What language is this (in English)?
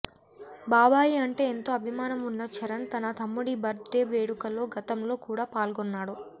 Telugu